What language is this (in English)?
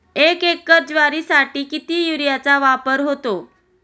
Marathi